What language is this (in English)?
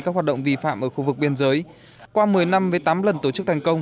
Vietnamese